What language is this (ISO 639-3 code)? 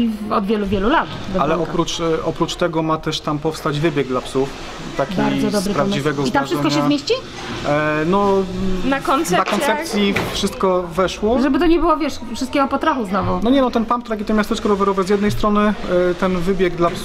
pol